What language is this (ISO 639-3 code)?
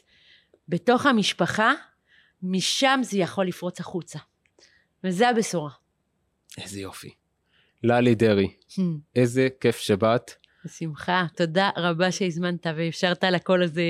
heb